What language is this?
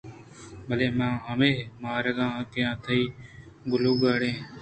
Eastern Balochi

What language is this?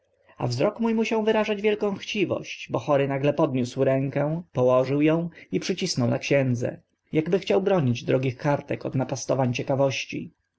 Polish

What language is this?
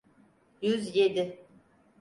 Turkish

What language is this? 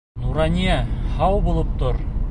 Bashkir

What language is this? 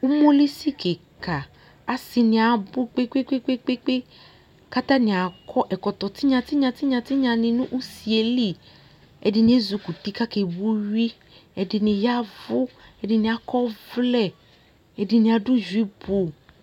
Ikposo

